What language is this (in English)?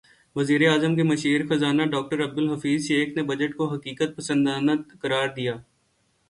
Urdu